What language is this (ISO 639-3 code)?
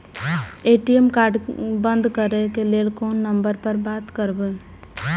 mai